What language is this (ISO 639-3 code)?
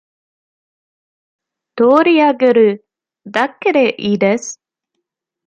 jpn